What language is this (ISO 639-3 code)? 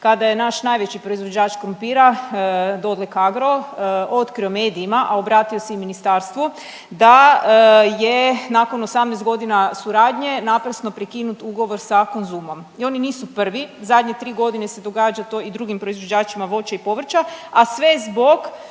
hrv